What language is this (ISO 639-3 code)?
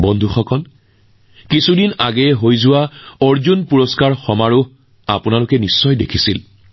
asm